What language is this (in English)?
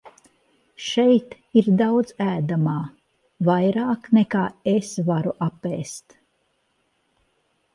Latvian